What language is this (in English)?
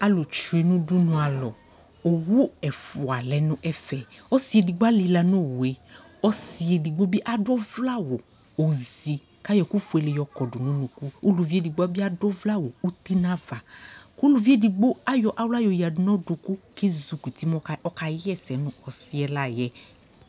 Ikposo